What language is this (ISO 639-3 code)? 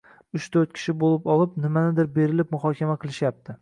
uzb